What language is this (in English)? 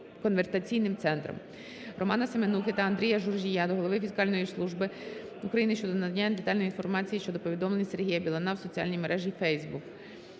Ukrainian